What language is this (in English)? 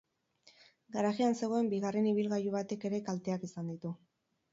Basque